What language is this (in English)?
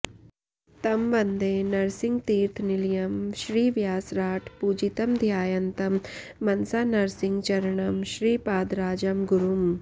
Sanskrit